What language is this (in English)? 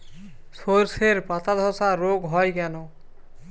Bangla